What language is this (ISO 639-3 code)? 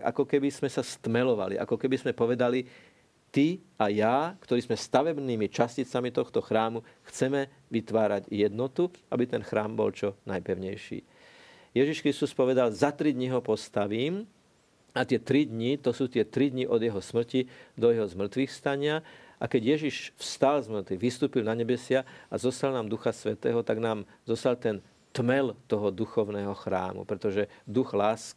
slk